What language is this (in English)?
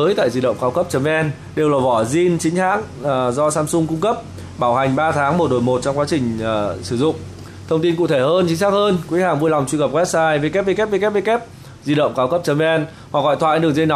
Vietnamese